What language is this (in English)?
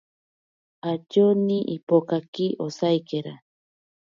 Ashéninka Perené